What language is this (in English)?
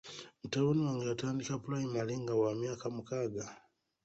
Ganda